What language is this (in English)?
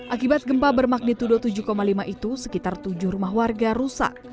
Indonesian